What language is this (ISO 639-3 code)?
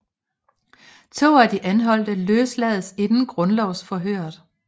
dan